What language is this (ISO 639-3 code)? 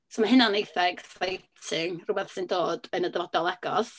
cym